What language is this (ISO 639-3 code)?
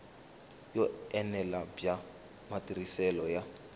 tso